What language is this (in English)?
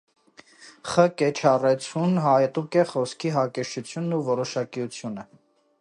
Armenian